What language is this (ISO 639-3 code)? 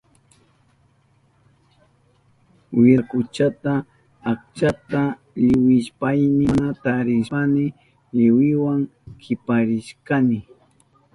qup